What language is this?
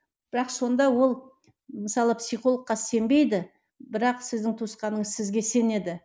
Kazakh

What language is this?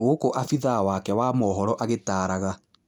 Kikuyu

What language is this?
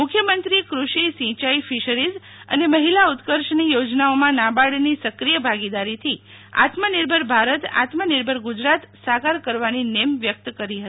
Gujarati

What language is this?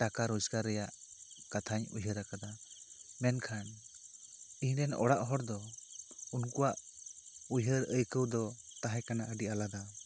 Santali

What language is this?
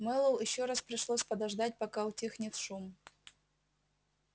Russian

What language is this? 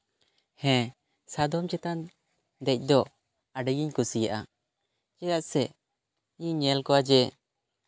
Santali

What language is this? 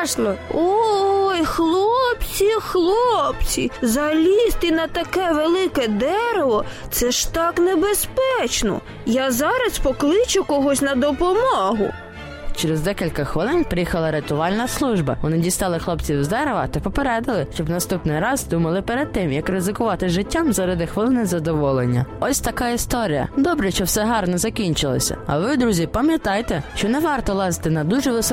Ukrainian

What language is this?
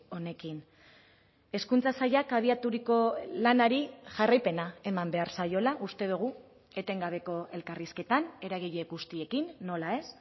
Basque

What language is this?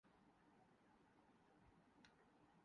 Urdu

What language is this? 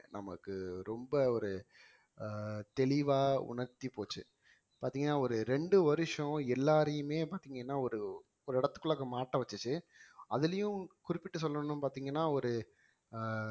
Tamil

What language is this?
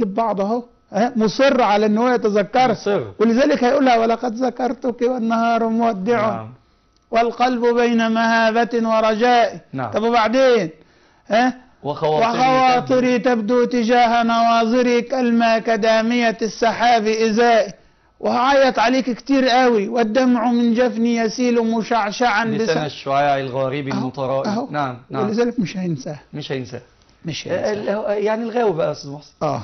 Arabic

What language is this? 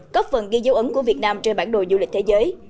Vietnamese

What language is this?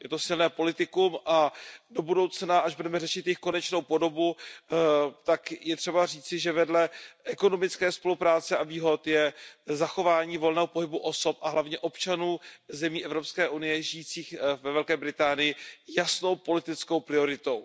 Czech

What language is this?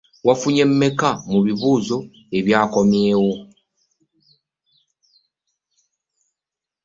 Ganda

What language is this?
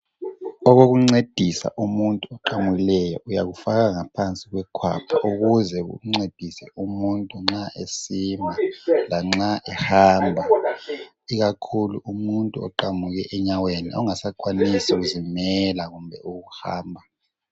North Ndebele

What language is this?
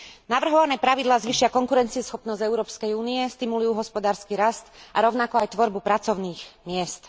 Slovak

